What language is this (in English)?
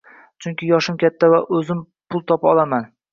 Uzbek